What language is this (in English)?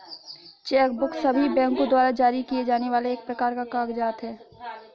Hindi